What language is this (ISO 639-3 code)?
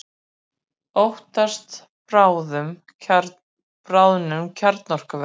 isl